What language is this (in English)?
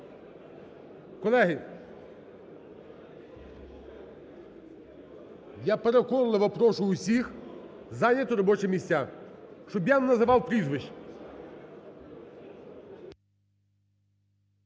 Ukrainian